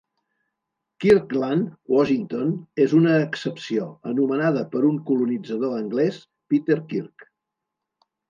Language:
Catalan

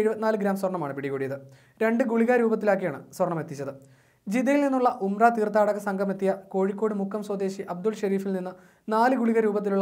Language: Romanian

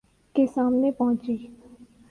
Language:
Urdu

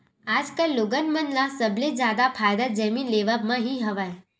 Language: Chhattisgarhi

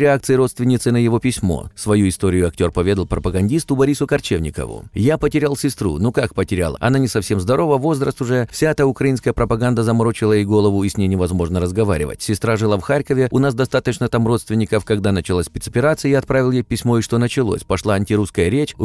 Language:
Russian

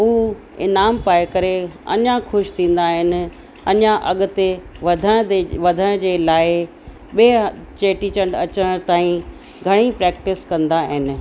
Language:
Sindhi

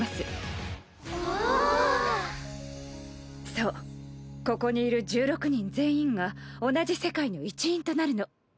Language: Japanese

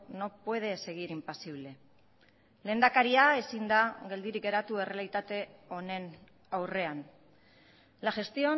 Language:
Basque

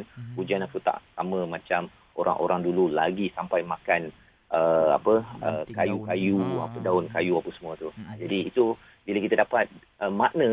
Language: Malay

